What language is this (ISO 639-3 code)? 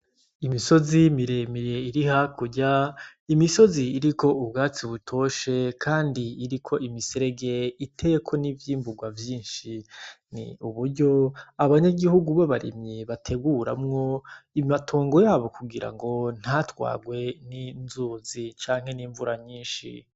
run